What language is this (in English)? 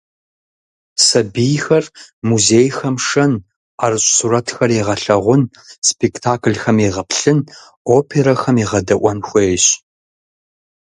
Kabardian